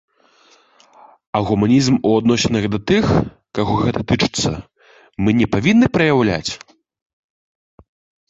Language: Belarusian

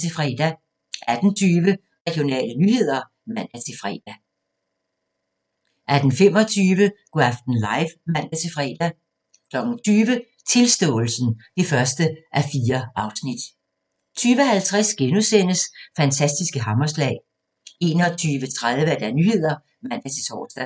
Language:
Danish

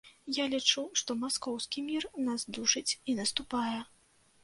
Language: Belarusian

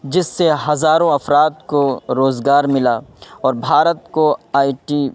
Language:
Urdu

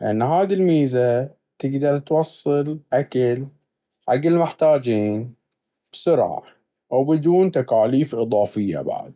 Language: Baharna Arabic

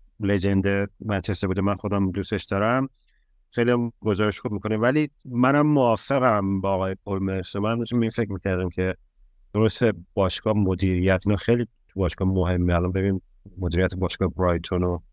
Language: Persian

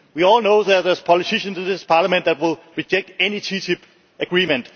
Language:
English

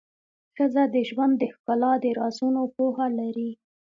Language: Pashto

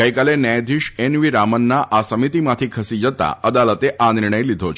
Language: Gujarati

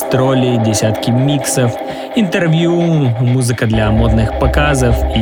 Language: Russian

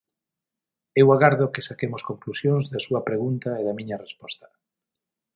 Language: Galician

